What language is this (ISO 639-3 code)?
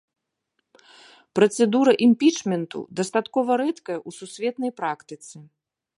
bel